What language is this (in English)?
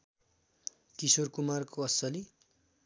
Nepali